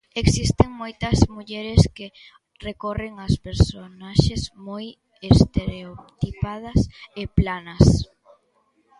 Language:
Galician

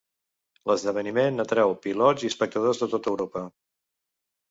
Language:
Catalan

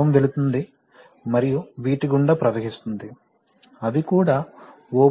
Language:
Telugu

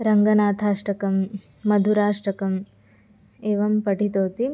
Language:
Sanskrit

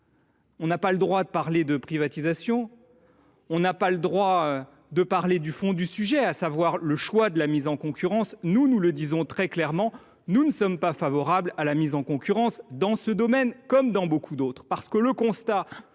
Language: French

